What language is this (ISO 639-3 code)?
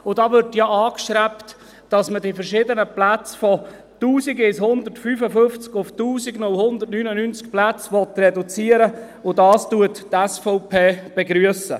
gsw